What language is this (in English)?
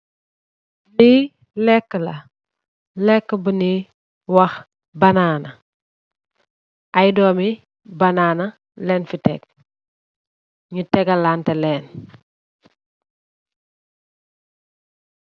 Wolof